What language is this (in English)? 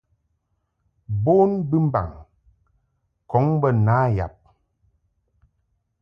Mungaka